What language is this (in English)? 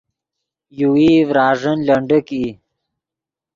Yidgha